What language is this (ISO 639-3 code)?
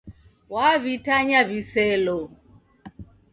dav